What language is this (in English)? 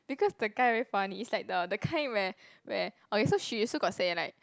English